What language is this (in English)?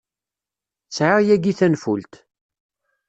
Kabyle